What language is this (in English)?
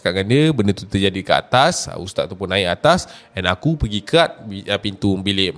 Malay